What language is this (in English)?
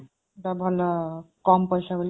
Odia